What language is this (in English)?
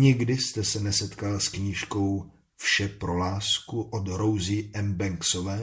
Czech